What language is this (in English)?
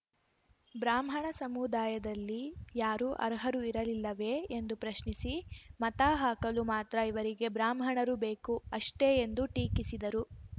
Kannada